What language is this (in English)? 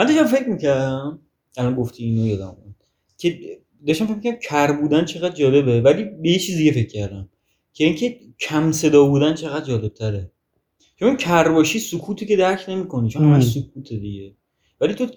Persian